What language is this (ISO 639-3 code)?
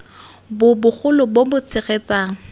tsn